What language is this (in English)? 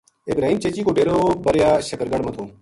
Gujari